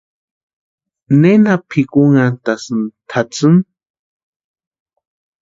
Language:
Western Highland Purepecha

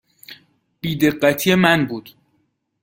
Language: Persian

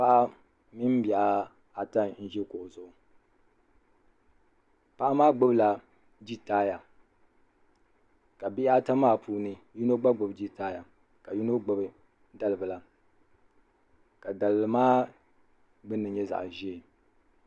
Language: Dagbani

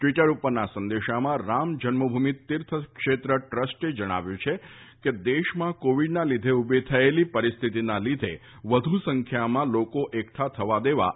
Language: Gujarati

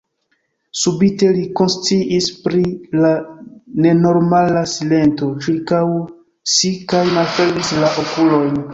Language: Esperanto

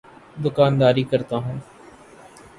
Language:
Urdu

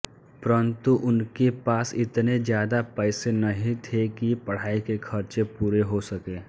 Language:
Hindi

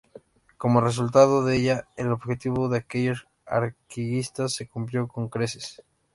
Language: Spanish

